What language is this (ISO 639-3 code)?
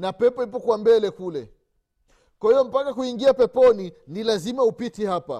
swa